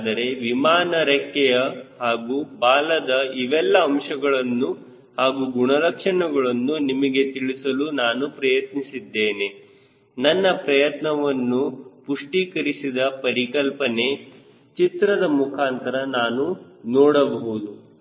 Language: Kannada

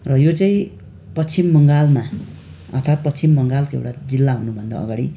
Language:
Nepali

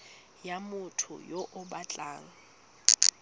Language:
Tswana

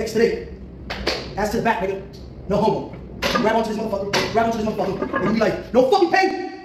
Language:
English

